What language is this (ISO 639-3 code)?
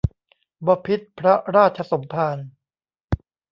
tha